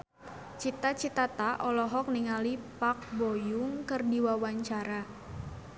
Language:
Sundanese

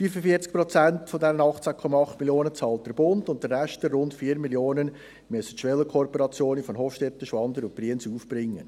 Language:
Swiss German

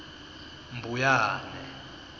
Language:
Swati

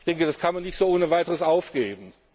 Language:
German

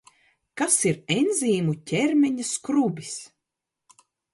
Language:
Latvian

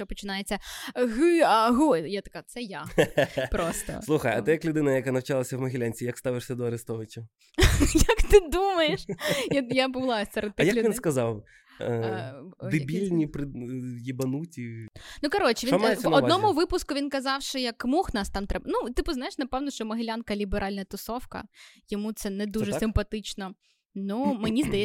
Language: Ukrainian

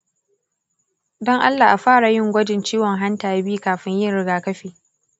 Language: Hausa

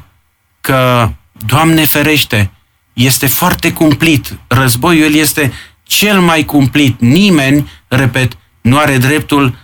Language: Romanian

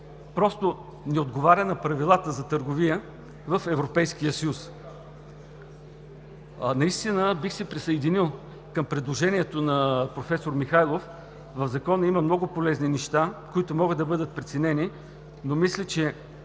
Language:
Bulgarian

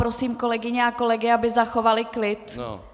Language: Czech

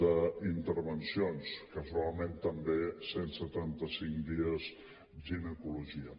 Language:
Catalan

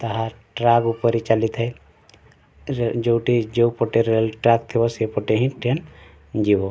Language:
Odia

